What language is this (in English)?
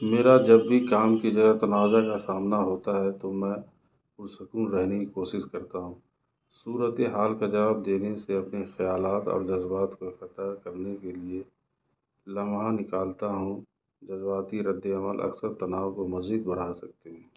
Urdu